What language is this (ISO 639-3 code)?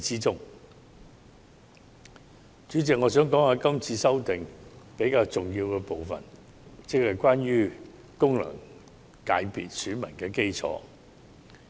yue